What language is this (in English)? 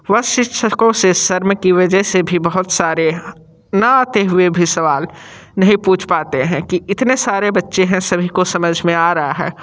Hindi